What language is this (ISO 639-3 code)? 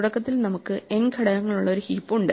mal